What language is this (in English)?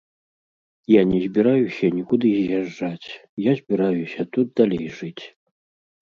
Belarusian